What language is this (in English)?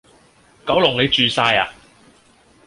Cantonese